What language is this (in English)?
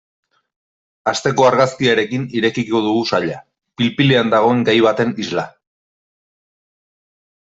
Basque